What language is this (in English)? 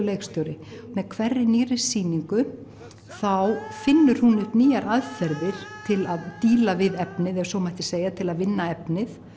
Icelandic